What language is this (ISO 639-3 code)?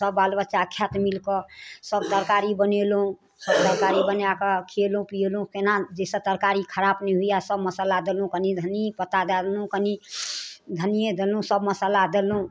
mai